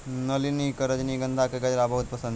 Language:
Maithili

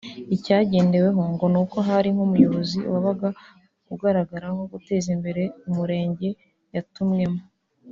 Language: Kinyarwanda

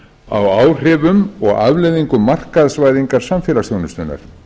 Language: Icelandic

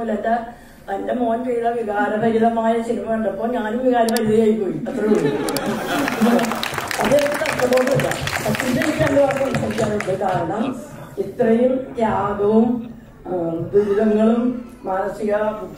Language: Turkish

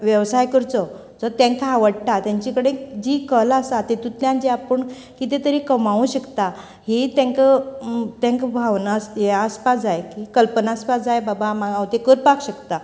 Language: Konkani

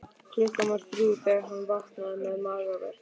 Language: Icelandic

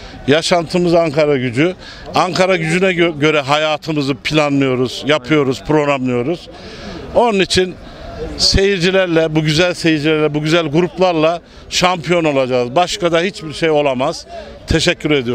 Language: Turkish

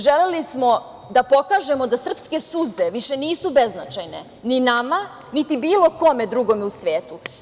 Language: Serbian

